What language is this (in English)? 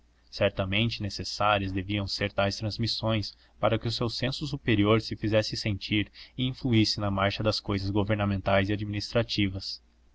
Portuguese